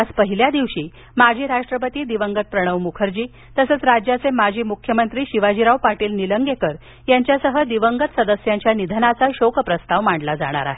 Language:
Marathi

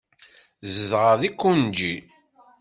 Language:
Kabyle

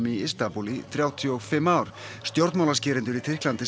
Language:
Icelandic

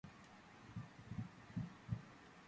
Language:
Georgian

